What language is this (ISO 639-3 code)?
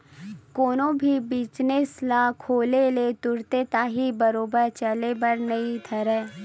hne